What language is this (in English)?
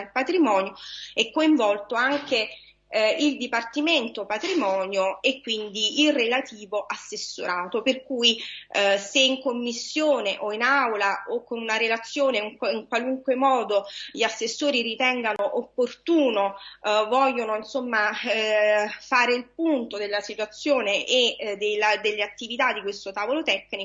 Italian